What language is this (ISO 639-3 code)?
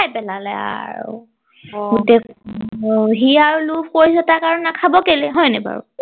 asm